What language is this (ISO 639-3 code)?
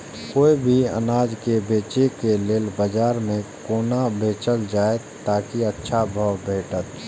mai